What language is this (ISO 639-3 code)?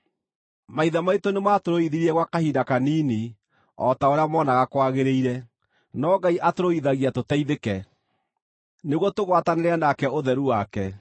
kik